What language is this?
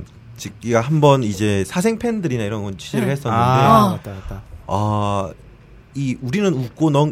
Korean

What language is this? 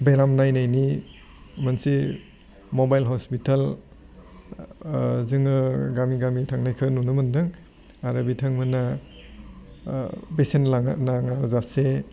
Bodo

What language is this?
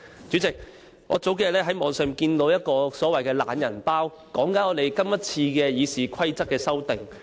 Cantonese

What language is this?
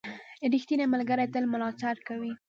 Pashto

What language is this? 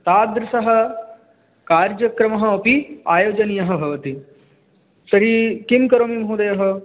Sanskrit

